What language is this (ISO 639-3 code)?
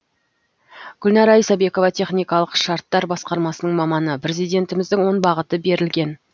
kaz